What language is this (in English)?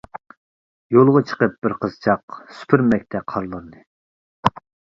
Uyghur